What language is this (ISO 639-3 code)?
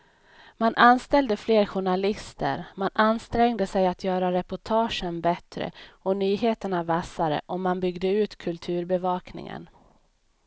swe